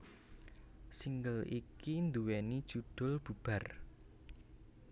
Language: Javanese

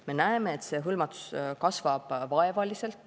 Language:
Estonian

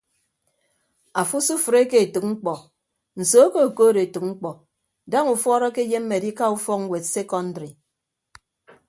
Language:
Ibibio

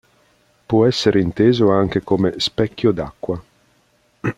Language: Italian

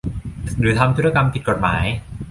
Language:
Thai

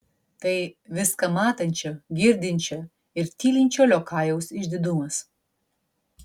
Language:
Lithuanian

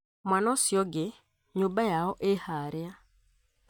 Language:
Kikuyu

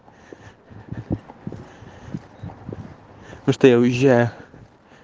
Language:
Russian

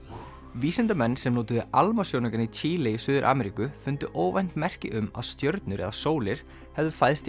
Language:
Icelandic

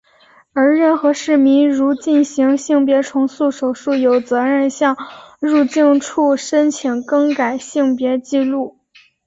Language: Chinese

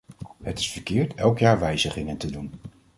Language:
Dutch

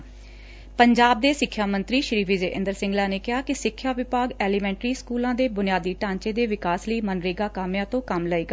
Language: Punjabi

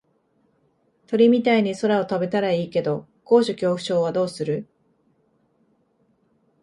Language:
Japanese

